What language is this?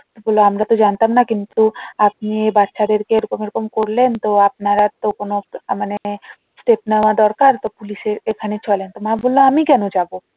Bangla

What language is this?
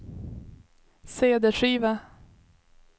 Swedish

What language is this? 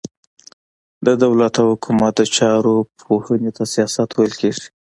Pashto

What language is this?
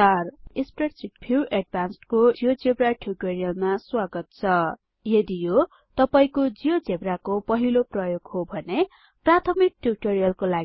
Nepali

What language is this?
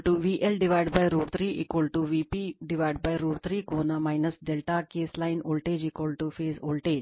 Kannada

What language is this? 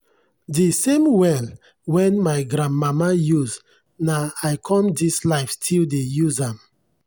Nigerian Pidgin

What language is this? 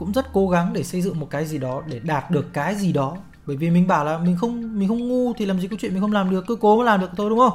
Vietnamese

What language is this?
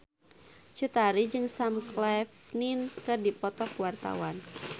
Sundanese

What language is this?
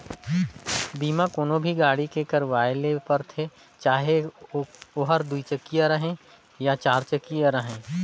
Chhattisgarhi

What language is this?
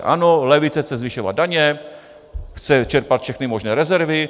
Czech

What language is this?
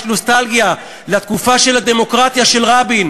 Hebrew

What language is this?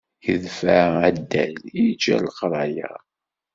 Kabyle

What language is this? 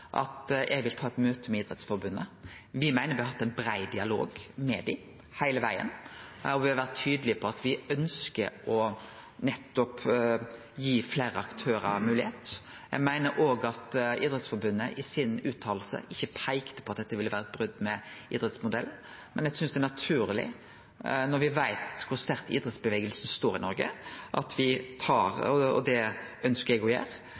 Norwegian Nynorsk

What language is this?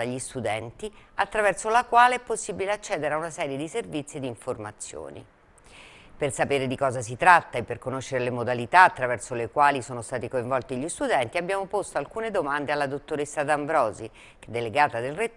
Italian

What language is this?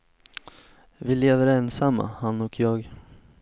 Swedish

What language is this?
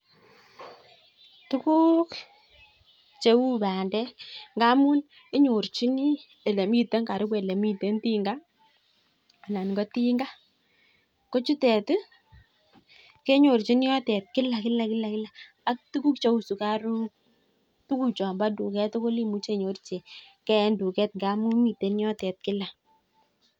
Kalenjin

